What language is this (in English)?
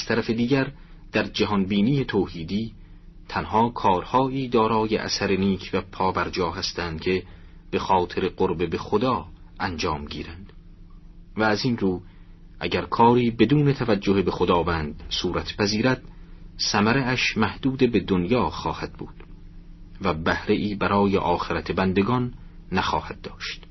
Persian